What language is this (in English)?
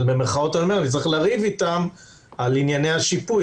Hebrew